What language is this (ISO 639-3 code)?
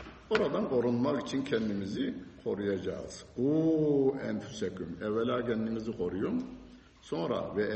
tur